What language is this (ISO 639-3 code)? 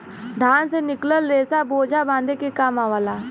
bho